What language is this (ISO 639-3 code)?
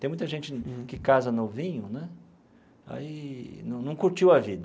por